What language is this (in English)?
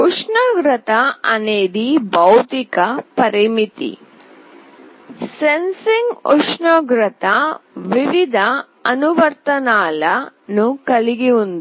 Telugu